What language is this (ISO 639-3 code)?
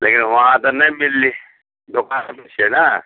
mai